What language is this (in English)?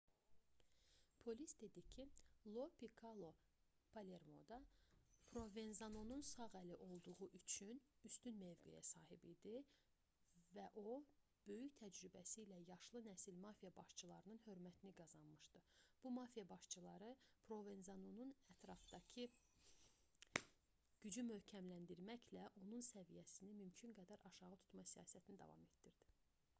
Azerbaijani